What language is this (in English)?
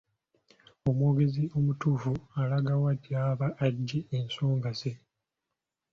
Ganda